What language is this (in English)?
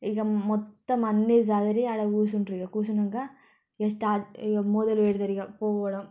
Telugu